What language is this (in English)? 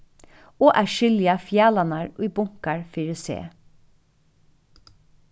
Faroese